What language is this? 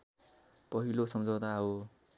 Nepali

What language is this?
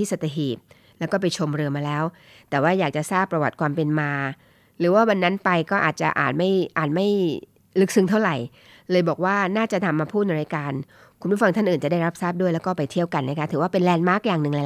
Thai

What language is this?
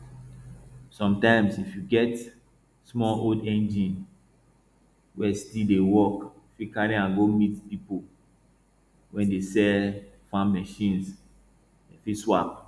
Nigerian Pidgin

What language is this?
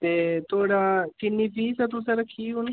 Dogri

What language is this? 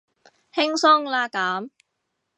Cantonese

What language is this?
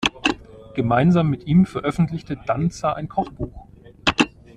German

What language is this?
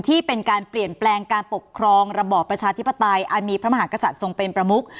Thai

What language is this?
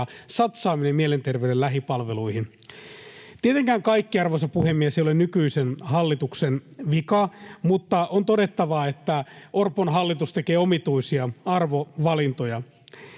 Finnish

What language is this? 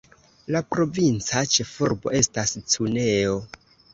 Esperanto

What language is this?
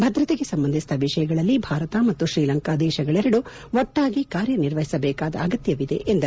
Kannada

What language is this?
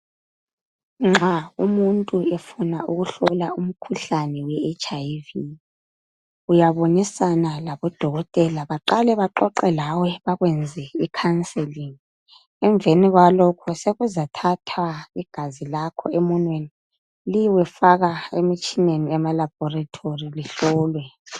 North Ndebele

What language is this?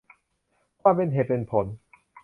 Thai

